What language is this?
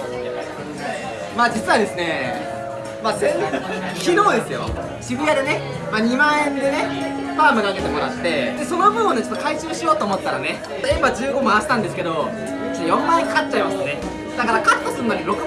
Japanese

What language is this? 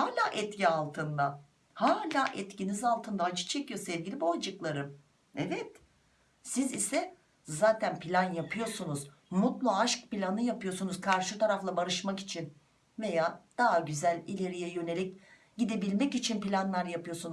Turkish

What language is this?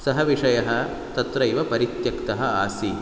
Sanskrit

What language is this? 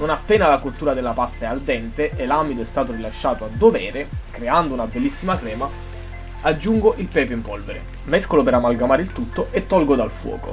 Italian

